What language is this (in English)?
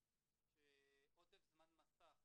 Hebrew